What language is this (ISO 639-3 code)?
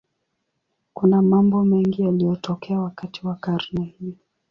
swa